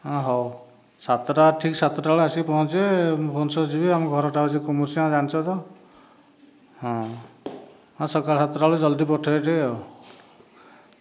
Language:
Odia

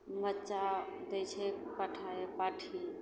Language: Maithili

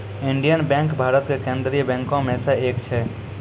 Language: Maithili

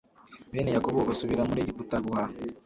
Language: Kinyarwanda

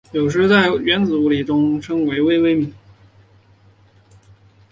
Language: Chinese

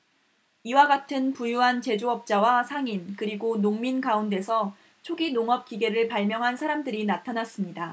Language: Korean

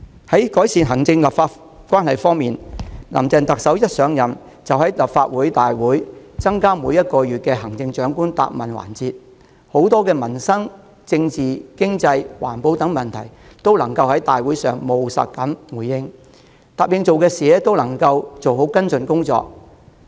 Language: Cantonese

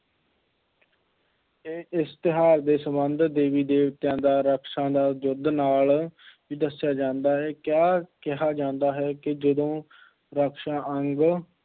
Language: Punjabi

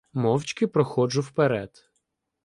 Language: Ukrainian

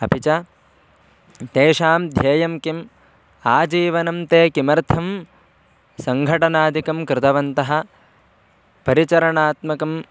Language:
Sanskrit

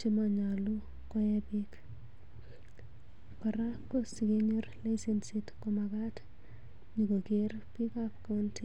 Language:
Kalenjin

